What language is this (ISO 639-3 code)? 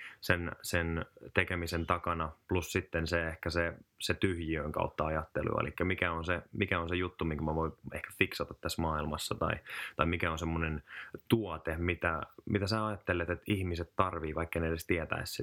fin